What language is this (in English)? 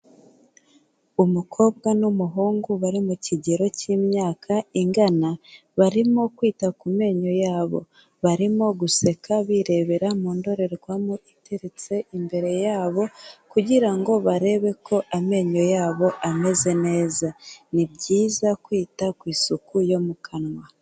Kinyarwanda